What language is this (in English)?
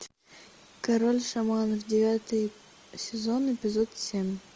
Russian